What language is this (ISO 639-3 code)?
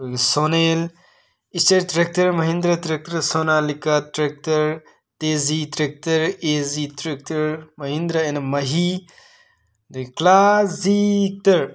mni